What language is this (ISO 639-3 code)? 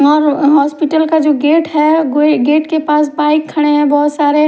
hin